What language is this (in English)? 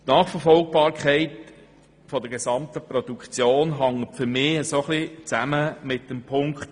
Swiss German